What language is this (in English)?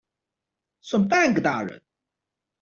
Chinese